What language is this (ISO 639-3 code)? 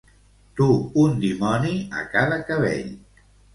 cat